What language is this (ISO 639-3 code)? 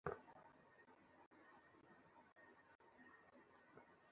ben